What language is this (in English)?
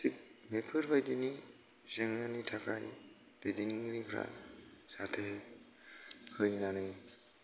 Bodo